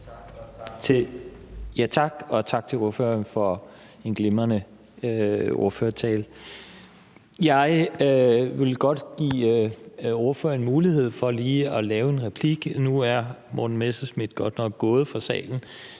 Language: Danish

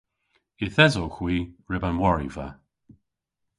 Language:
Cornish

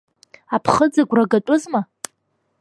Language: Abkhazian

